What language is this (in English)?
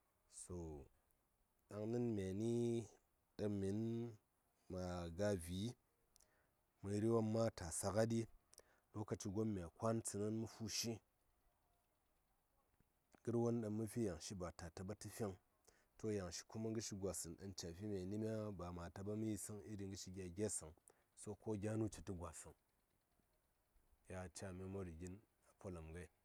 Saya